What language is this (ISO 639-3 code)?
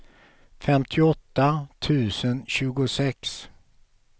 swe